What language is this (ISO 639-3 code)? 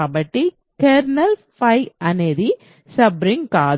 tel